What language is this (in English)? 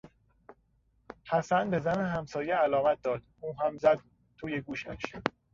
Persian